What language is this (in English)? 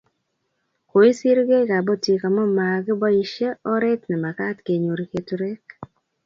Kalenjin